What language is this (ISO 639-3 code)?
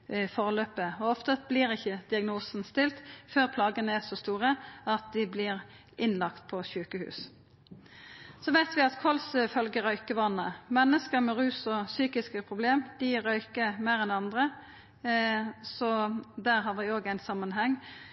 nno